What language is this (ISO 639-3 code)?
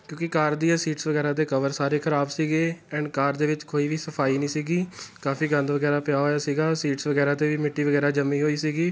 pan